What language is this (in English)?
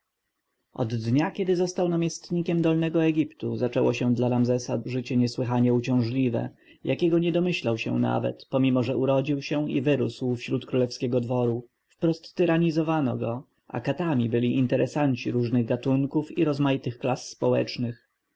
Polish